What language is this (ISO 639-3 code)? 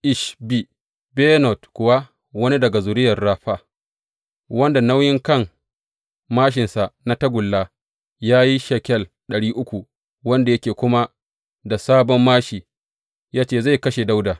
hau